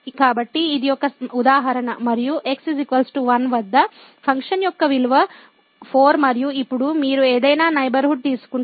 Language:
Telugu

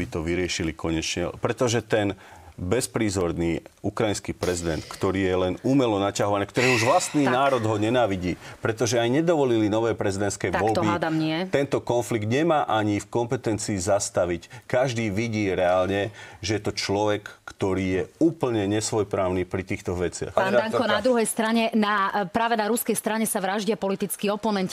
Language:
Czech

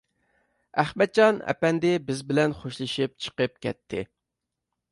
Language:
Uyghur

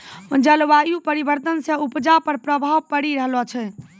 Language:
Maithili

